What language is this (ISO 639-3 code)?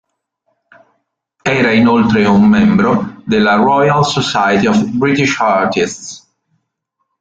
ita